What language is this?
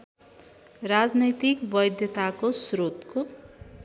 Nepali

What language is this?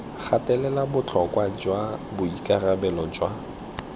Tswana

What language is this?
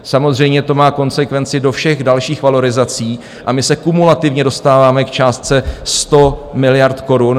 Czech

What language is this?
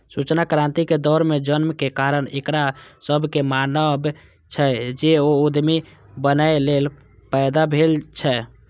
Maithili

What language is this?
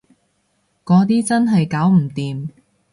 Cantonese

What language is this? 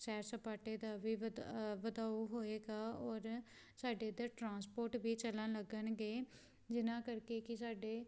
Punjabi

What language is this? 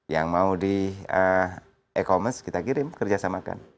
Indonesian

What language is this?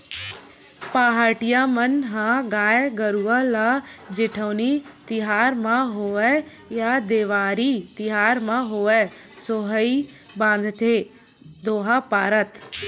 Chhattisgarhi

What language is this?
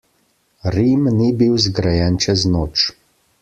Slovenian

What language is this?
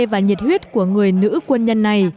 Vietnamese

